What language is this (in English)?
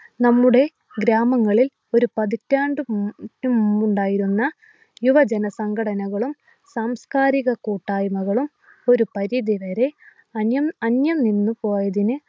Malayalam